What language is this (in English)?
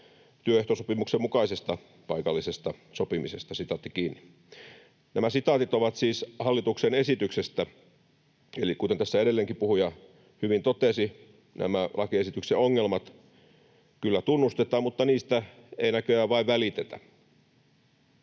Finnish